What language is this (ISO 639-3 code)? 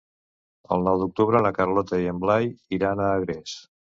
cat